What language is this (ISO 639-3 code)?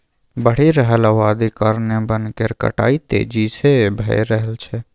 mai